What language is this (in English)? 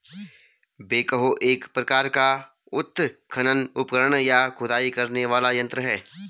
Hindi